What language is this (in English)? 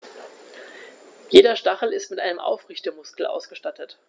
German